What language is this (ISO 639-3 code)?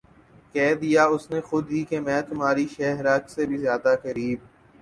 urd